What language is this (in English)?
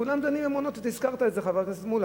Hebrew